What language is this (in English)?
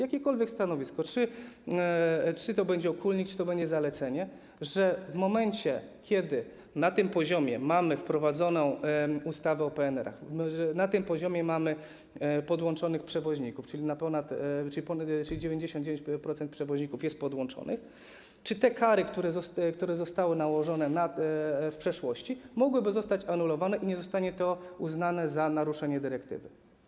Polish